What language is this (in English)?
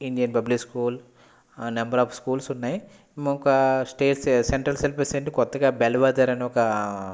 Telugu